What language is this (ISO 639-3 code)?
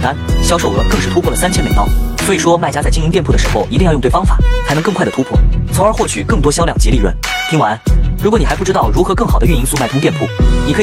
zho